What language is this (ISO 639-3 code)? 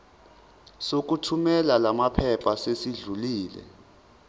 zul